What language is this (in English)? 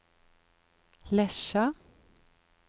Norwegian